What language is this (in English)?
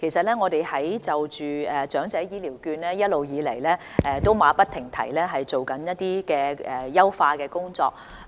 Cantonese